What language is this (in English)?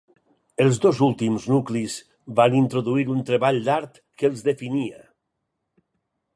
Catalan